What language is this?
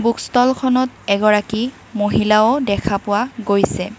Assamese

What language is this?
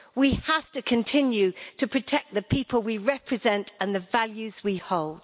English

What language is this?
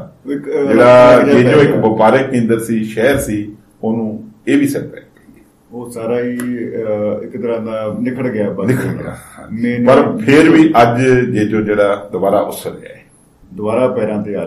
Punjabi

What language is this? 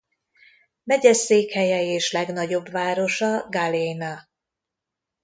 Hungarian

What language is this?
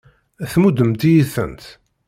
Kabyle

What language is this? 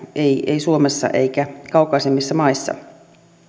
Finnish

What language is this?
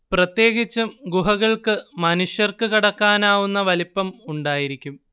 Malayalam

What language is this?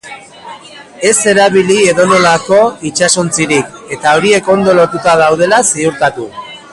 Basque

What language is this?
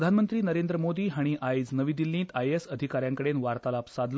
Konkani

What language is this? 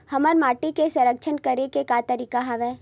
Chhattisgarhi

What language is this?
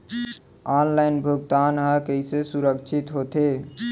Chhattisgarhi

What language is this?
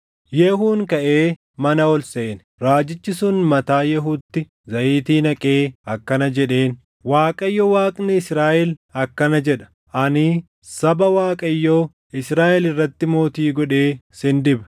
Oromo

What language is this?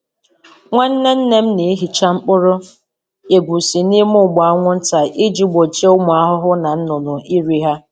Igbo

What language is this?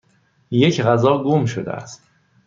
Persian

